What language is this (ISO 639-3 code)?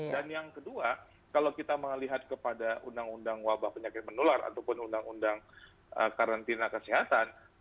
ind